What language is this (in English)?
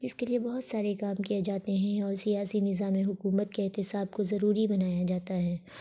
Urdu